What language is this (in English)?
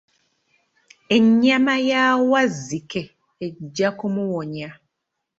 Ganda